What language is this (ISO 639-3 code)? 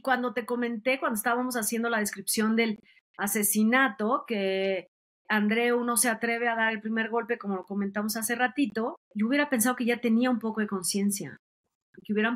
spa